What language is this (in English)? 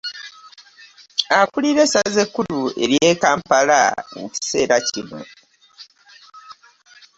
Ganda